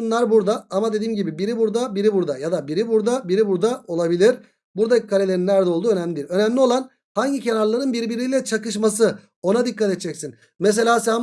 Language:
Turkish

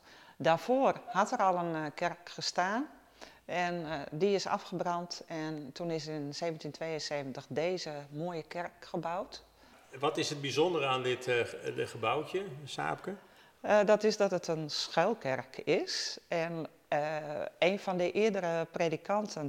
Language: Dutch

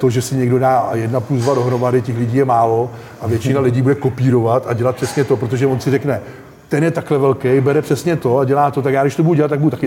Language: Czech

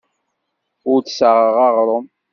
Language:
Kabyle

